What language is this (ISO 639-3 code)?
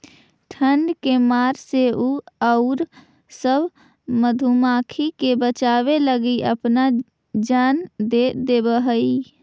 mag